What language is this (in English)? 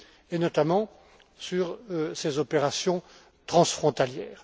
French